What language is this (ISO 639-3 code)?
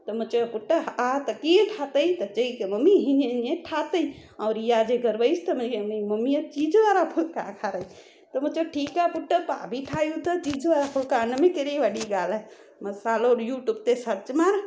snd